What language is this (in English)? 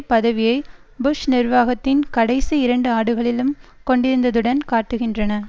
Tamil